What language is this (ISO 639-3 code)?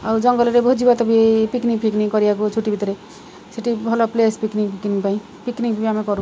ori